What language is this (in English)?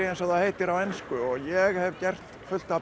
Icelandic